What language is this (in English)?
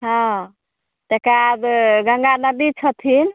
Maithili